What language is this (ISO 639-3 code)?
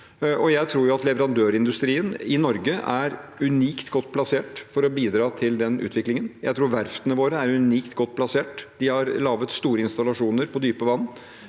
nor